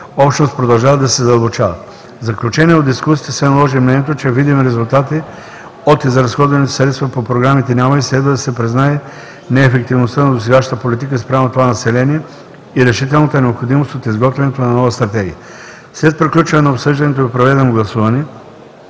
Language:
Bulgarian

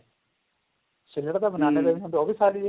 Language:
Punjabi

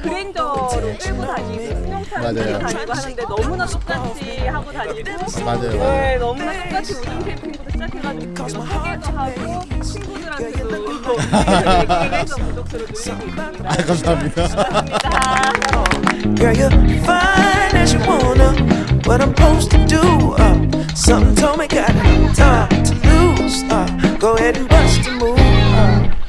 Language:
Korean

